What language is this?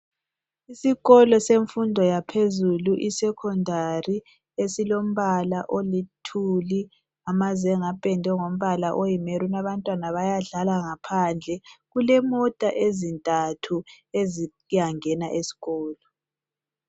North Ndebele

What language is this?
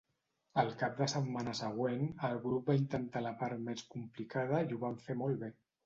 Catalan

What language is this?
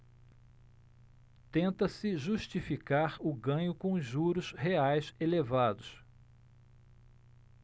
Portuguese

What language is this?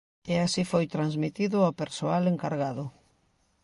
Galician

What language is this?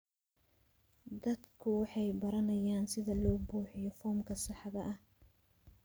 Somali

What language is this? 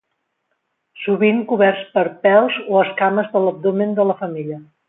Catalan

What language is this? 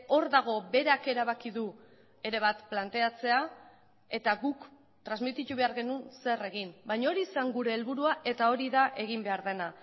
Basque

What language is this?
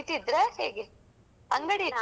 Kannada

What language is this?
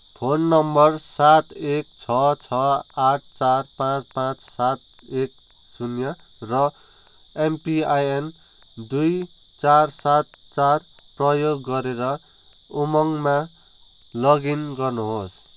Nepali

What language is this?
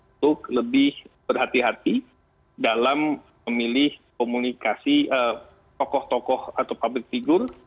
Indonesian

